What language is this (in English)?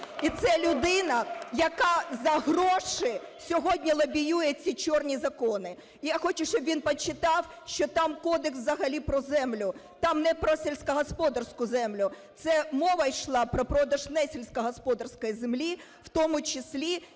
Ukrainian